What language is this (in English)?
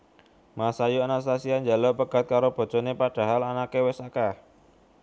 Javanese